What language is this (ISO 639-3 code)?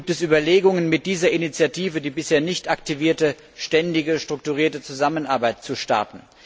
deu